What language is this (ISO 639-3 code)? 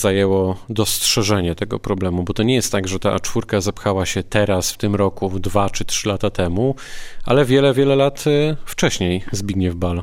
pol